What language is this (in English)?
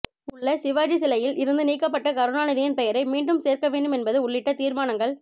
Tamil